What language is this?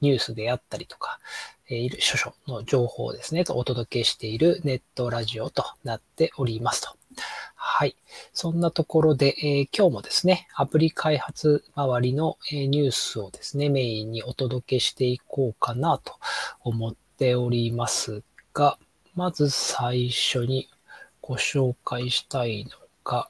Japanese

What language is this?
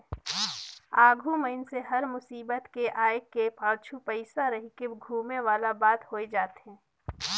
Chhattisgarhi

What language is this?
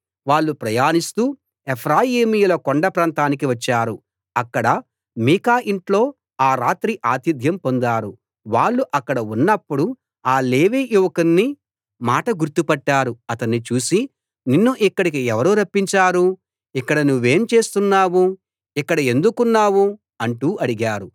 Telugu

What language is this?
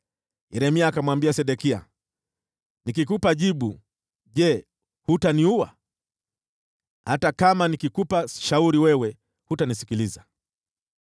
Swahili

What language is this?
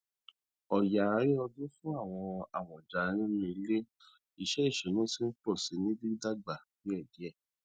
Yoruba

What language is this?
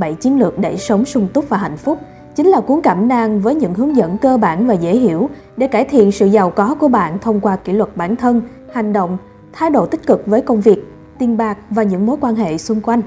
Vietnamese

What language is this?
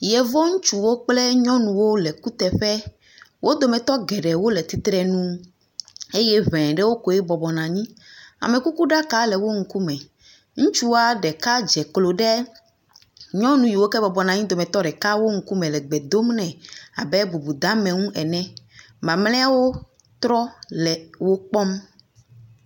Ewe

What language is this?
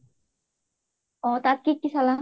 Assamese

